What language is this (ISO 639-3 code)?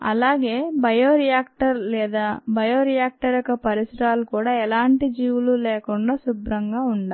tel